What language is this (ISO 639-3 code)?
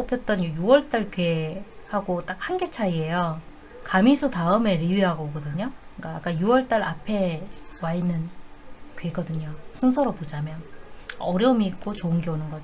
kor